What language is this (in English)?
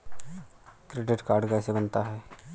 Hindi